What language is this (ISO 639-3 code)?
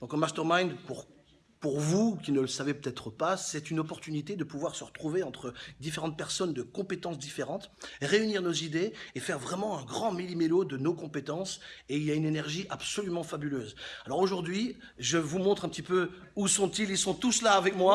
fra